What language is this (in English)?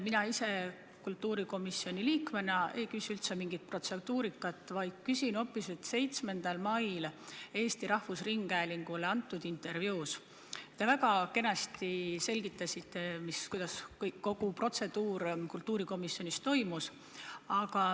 Estonian